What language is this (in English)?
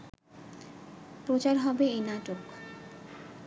Bangla